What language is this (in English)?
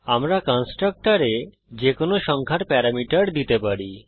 Bangla